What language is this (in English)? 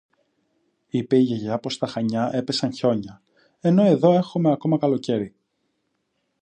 Greek